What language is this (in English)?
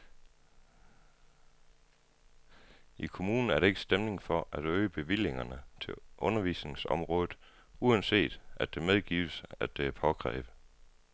Danish